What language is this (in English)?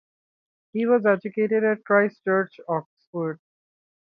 English